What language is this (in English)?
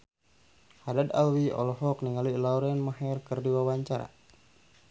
Sundanese